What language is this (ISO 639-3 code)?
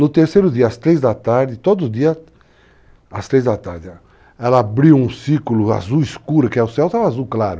por